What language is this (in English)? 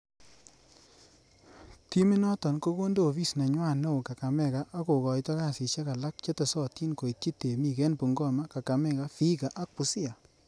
Kalenjin